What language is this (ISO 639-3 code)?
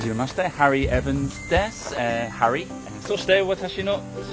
jpn